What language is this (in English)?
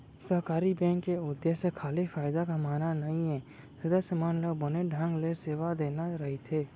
Chhattisgarhi